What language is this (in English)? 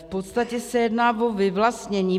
Czech